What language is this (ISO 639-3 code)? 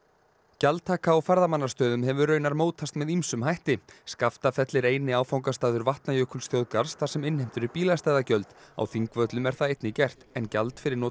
isl